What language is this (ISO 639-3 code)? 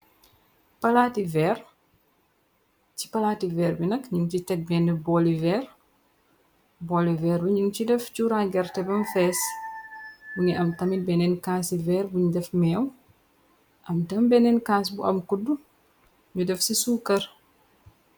wol